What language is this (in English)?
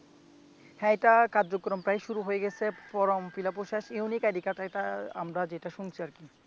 Bangla